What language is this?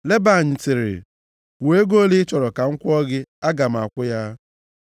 Igbo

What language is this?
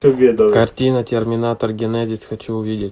Russian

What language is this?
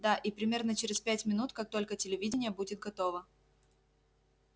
Russian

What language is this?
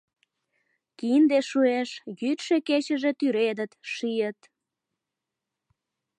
Mari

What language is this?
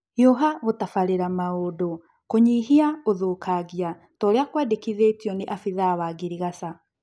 Kikuyu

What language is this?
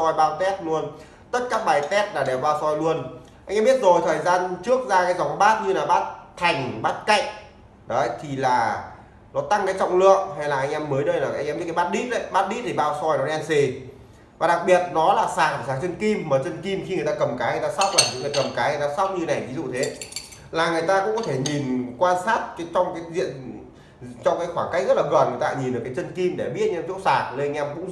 Vietnamese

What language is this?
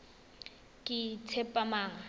Tswana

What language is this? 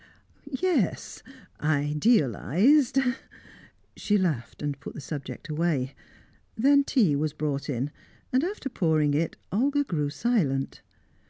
English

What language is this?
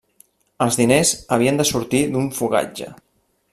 Catalan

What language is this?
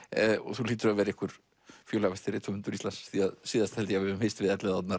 Icelandic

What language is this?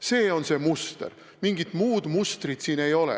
Estonian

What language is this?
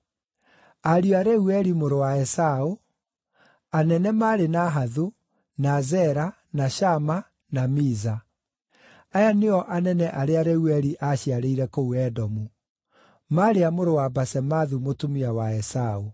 Kikuyu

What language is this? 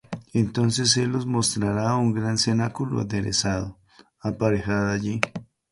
Spanish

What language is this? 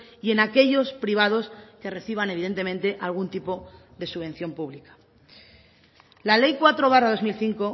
Spanish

